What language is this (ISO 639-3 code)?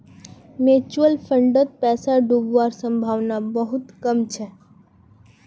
mag